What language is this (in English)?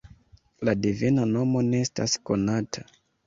Esperanto